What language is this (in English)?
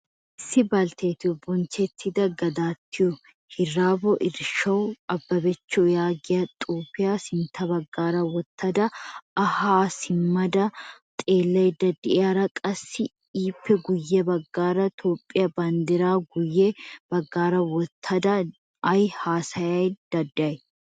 Wolaytta